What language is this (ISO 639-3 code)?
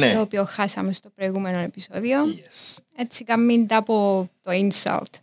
ell